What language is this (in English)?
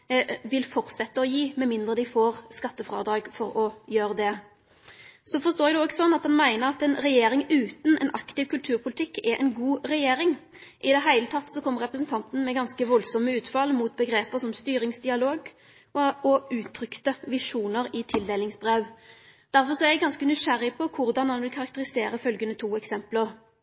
Norwegian Nynorsk